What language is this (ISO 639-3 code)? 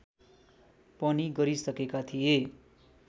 nep